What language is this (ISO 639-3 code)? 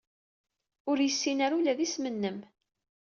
kab